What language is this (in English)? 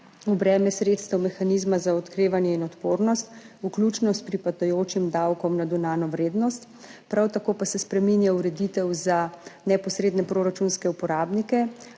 Slovenian